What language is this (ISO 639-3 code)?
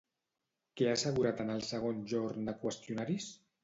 cat